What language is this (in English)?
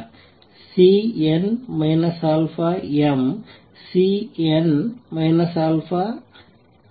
Kannada